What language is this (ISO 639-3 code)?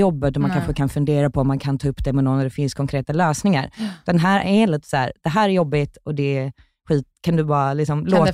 swe